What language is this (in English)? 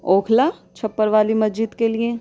Urdu